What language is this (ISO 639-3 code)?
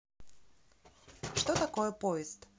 rus